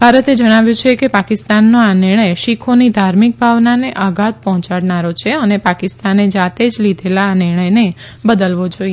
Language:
Gujarati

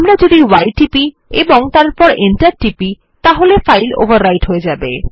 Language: Bangla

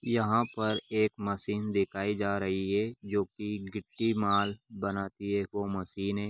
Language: Magahi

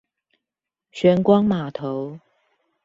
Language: Chinese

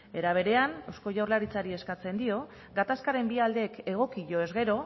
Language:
Basque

